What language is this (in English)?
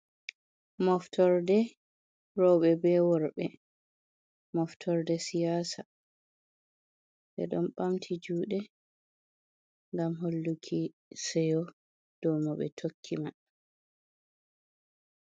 Fula